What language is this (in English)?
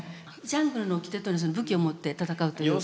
Japanese